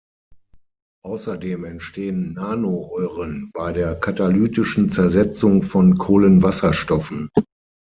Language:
German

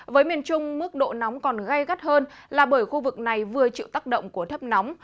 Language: Vietnamese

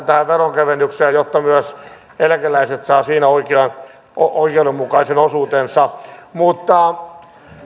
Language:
Finnish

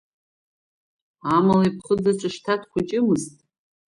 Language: Abkhazian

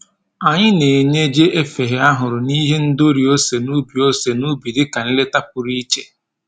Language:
Igbo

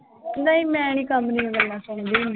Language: Punjabi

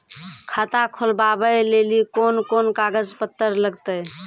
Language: Maithili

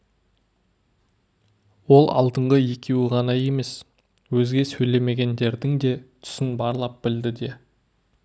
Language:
Kazakh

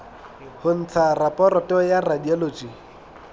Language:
Southern Sotho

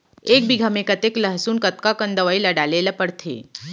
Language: Chhattisgarhi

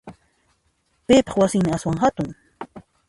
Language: Puno Quechua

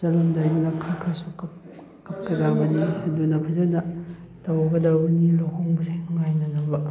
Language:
Manipuri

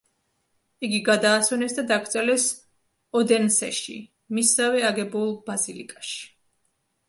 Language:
Georgian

